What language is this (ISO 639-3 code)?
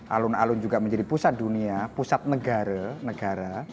ind